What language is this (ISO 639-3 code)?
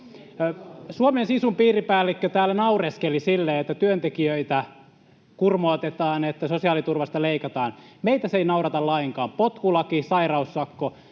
fin